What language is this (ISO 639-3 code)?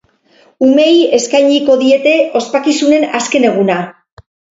eus